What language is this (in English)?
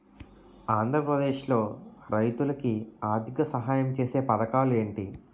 Telugu